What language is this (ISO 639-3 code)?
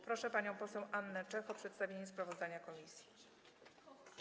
pol